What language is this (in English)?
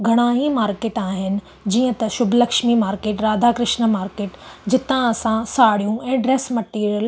Sindhi